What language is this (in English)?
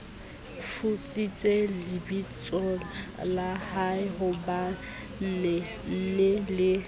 Southern Sotho